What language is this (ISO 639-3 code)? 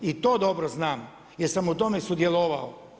hrv